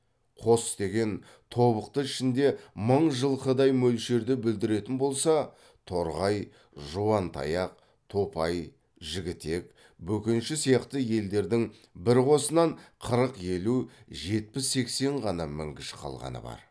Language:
Kazakh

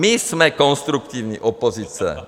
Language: Czech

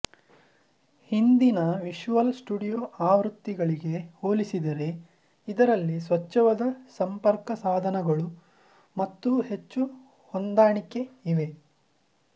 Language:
Kannada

